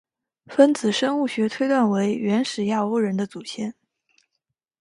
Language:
Chinese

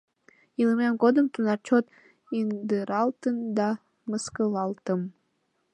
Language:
Mari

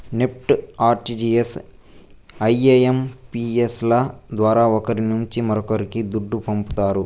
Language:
Telugu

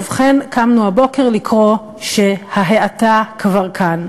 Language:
Hebrew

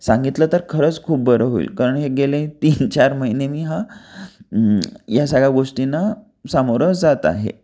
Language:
Marathi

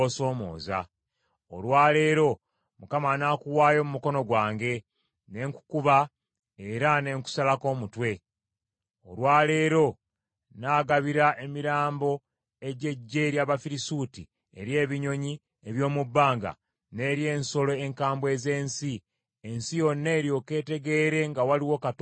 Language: Ganda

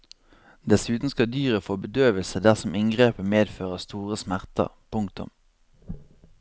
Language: Norwegian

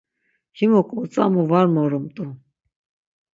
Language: Laz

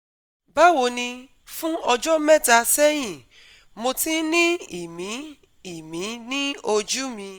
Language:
Yoruba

